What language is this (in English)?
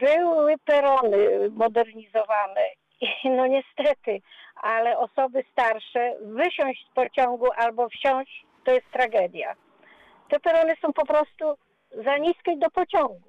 Polish